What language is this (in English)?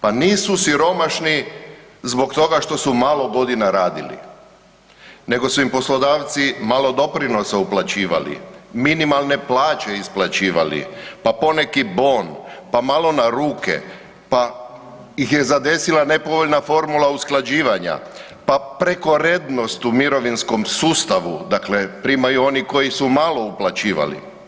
Croatian